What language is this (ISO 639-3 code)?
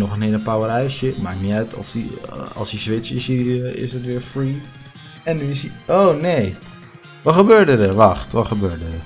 nld